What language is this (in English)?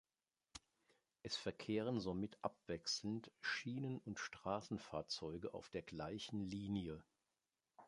German